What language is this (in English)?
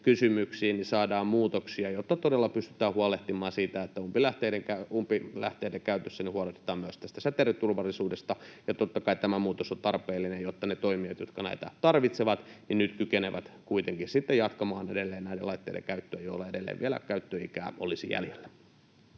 Finnish